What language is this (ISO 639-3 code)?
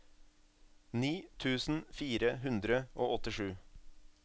nor